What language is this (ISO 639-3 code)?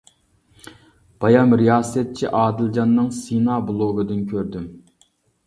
uig